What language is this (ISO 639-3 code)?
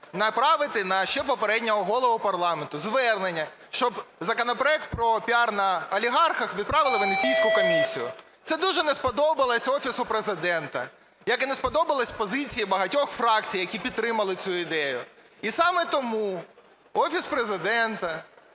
ukr